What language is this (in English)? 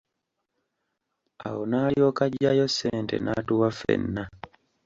Ganda